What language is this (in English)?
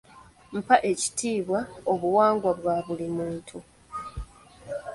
Ganda